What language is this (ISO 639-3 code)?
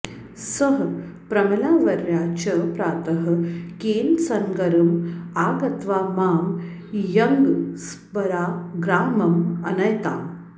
san